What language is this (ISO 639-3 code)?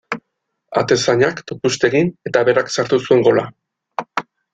eus